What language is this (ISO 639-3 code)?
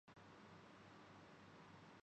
urd